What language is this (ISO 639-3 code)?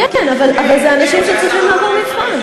heb